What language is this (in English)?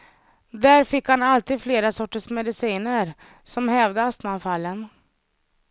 Swedish